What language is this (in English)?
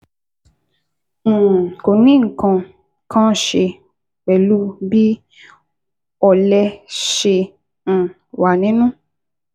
Yoruba